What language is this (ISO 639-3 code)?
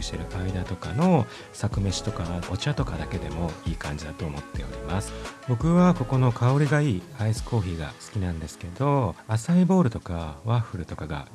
jpn